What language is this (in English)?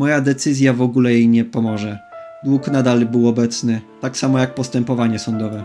Polish